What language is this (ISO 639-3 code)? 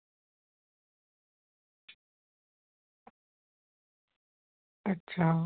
doi